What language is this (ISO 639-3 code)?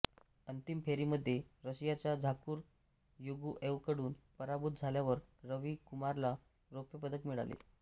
mar